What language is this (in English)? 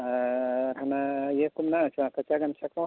Santali